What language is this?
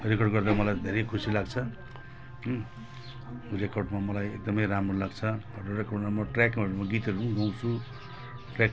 Nepali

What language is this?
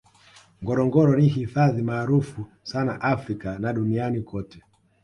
Swahili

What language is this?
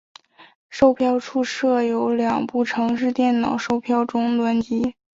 Chinese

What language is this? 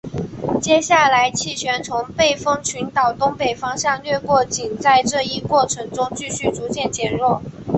Chinese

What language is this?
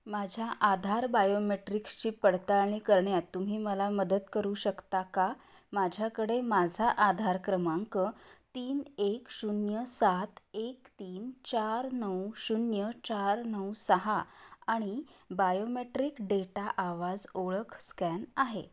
Marathi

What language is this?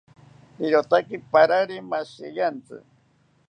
South Ucayali Ashéninka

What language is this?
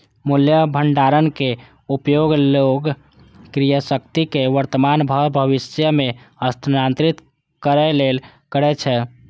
Maithili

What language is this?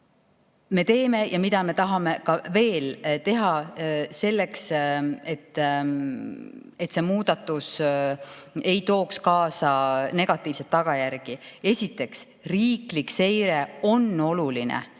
Estonian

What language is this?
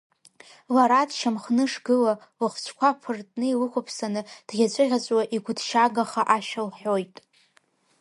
Abkhazian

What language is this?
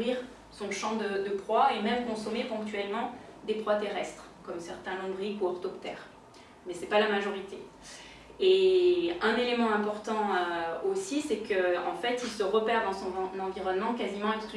French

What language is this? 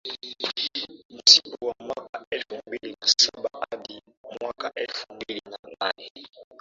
Swahili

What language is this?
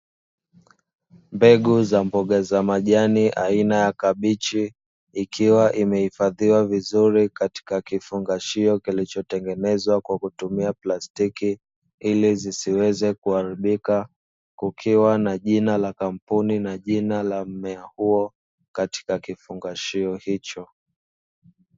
Swahili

